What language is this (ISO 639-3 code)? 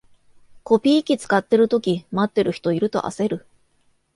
jpn